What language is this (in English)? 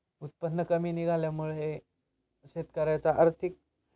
Marathi